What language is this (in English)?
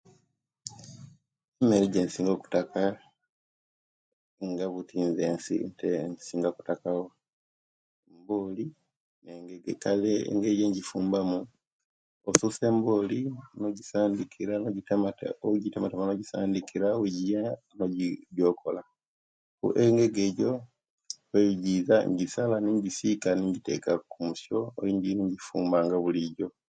Kenyi